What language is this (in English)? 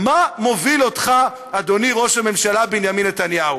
Hebrew